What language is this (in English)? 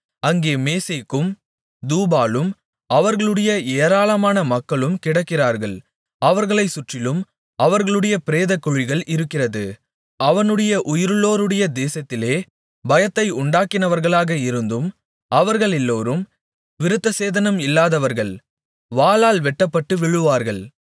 Tamil